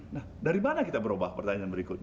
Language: Indonesian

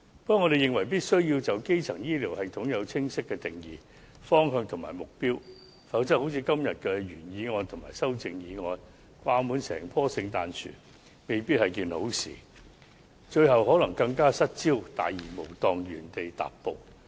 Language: Cantonese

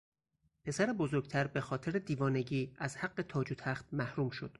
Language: Persian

